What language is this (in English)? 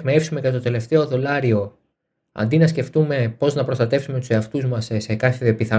Greek